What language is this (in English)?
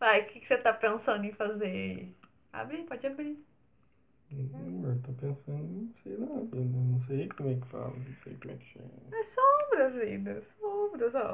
Portuguese